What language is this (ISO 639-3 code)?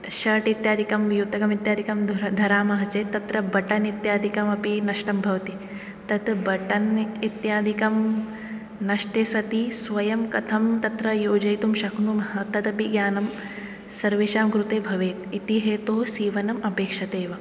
san